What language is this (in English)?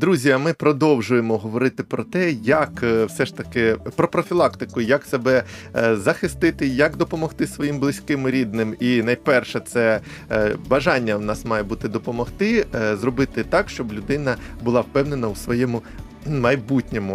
Ukrainian